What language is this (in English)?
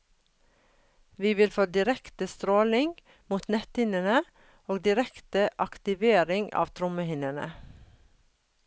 Norwegian